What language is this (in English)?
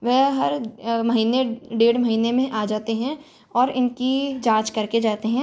Hindi